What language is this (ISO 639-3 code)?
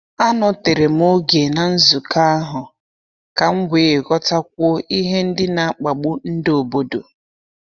ibo